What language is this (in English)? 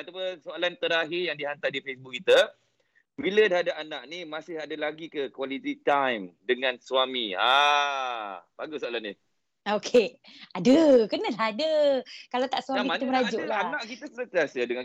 Malay